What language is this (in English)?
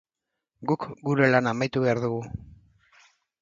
Basque